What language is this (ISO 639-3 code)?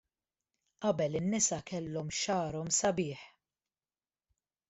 mlt